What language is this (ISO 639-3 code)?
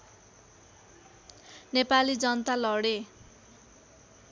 nep